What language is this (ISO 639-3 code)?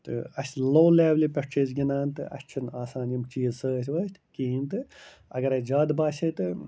kas